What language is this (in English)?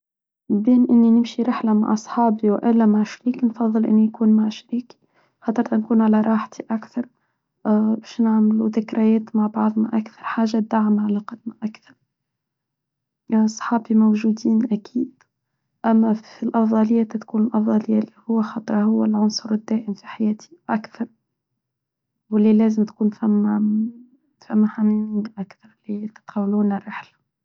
Tunisian Arabic